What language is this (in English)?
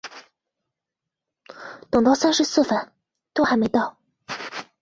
Chinese